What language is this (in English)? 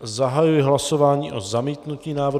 Czech